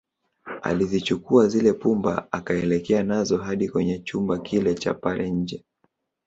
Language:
Swahili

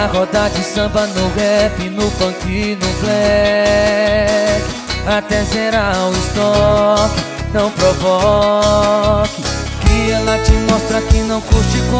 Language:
Romanian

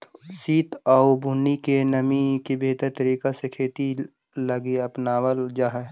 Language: Magahi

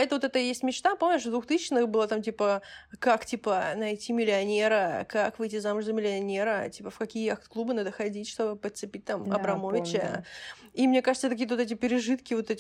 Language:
Russian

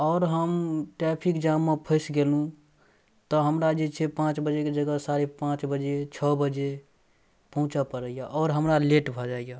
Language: Maithili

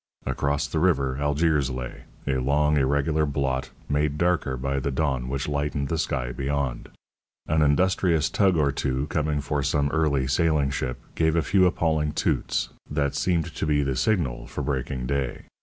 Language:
English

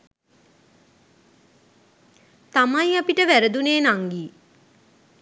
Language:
Sinhala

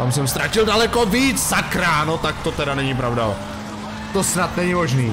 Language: Czech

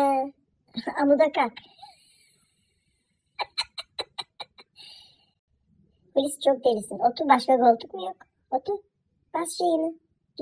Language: Turkish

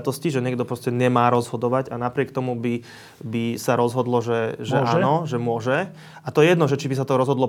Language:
Slovak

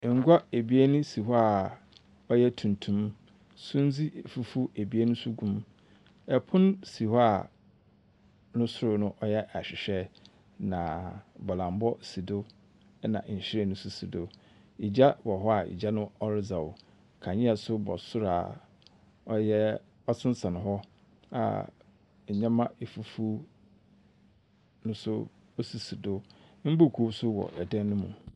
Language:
Akan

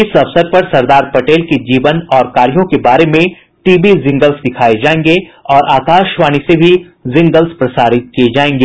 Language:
Hindi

